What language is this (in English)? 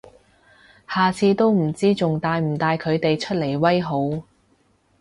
Cantonese